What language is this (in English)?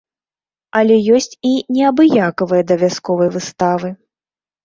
Belarusian